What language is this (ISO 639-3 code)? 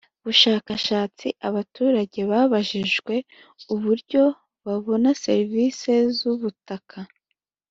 kin